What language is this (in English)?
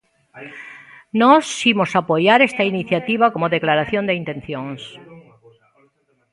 Galician